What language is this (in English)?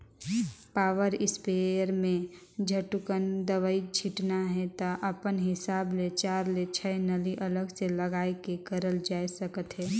Chhattisgarhi